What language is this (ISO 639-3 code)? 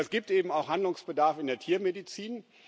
deu